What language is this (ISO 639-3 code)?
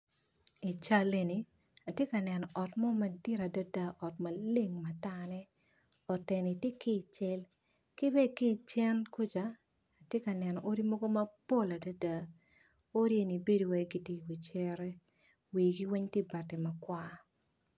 ach